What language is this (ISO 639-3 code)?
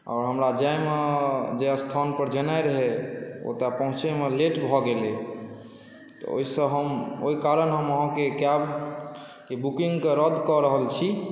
mai